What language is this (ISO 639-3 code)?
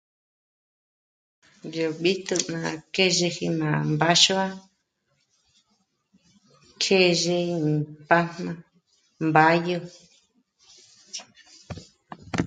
mmc